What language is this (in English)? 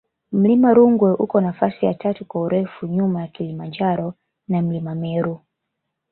Swahili